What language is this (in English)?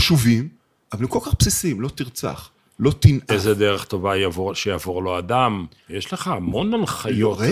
Hebrew